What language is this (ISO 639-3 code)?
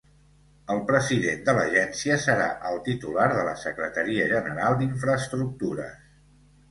cat